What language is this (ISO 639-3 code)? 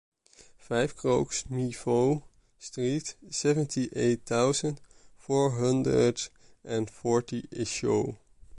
eng